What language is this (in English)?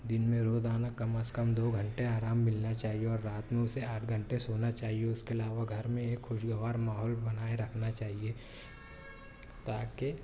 Urdu